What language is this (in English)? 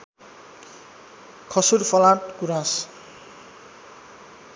Nepali